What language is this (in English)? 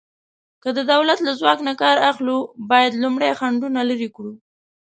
Pashto